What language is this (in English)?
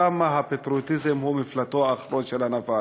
Hebrew